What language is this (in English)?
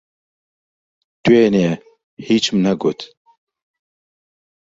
Central Kurdish